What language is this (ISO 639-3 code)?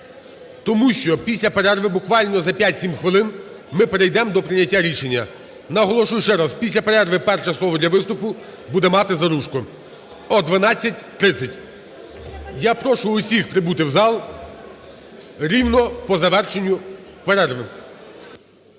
ukr